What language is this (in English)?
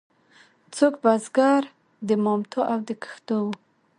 Pashto